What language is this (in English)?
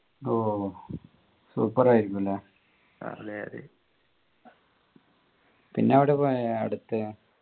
Malayalam